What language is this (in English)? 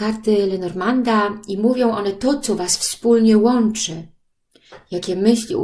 Polish